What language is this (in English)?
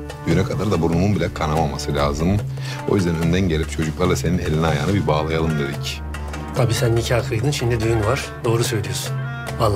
Turkish